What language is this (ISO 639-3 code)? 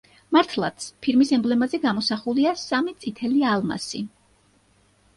kat